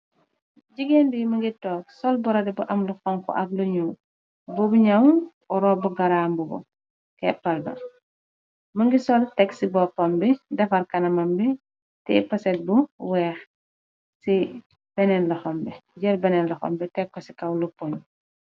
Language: Wolof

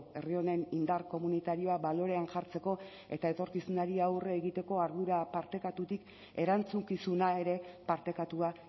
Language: Basque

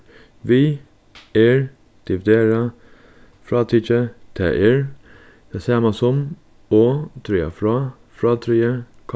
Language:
Faroese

